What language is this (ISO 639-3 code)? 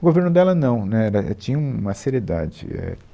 por